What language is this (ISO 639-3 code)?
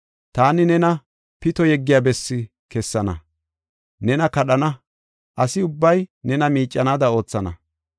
gof